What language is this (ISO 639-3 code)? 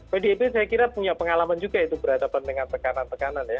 ind